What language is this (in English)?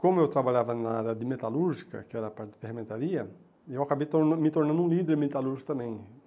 Portuguese